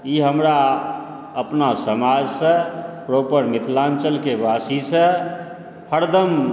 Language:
Maithili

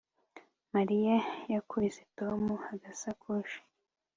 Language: Kinyarwanda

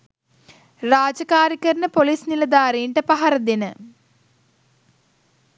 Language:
Sinhala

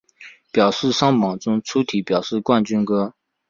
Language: Chinese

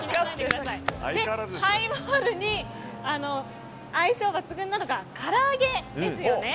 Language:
Japanese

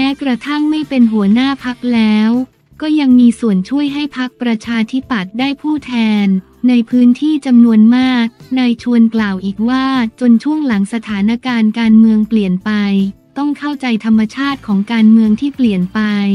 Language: Thai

